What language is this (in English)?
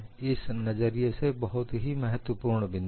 Hindi